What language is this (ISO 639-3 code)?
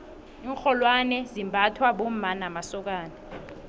nbl